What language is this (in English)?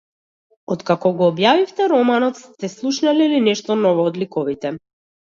Macedonian